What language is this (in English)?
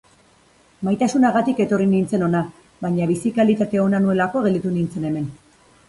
Basque